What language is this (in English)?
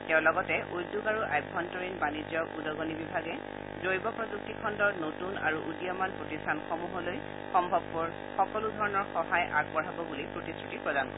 Assamese